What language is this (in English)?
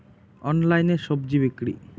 Bangla